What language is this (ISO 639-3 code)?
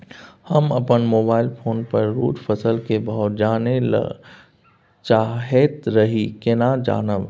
mai